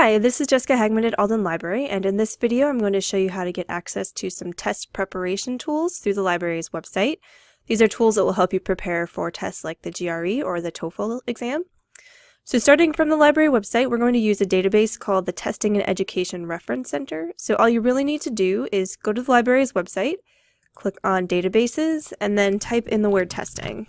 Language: English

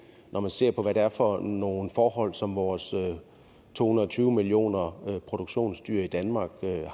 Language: Danish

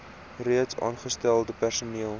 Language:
Afrikaans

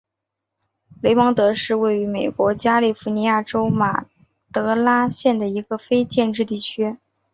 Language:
Chinese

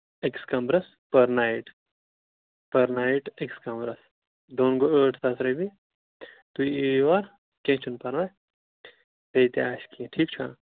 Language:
Kashmiri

